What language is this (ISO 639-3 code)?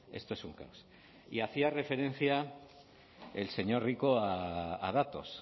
spa